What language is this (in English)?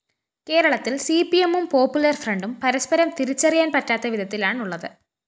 Malayalam